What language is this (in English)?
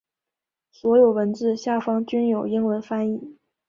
Chinese